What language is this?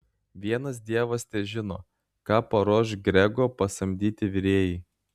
Lithuanian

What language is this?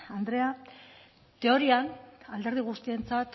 Basque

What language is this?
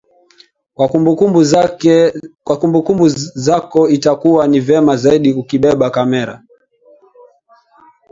Swahili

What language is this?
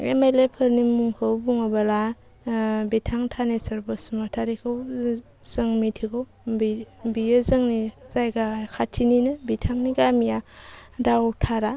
Bodo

